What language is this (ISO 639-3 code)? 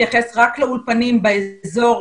heb